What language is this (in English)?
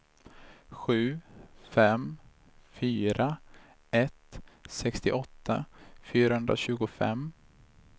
Swedish